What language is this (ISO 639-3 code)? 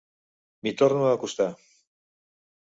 cat